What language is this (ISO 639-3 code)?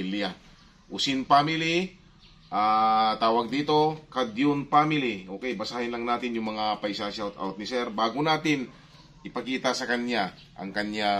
fil